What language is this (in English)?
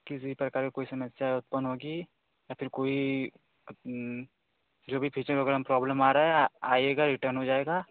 Hindi